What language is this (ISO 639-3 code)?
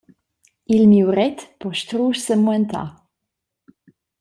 roh